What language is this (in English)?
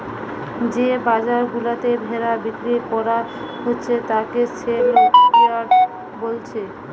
Bangla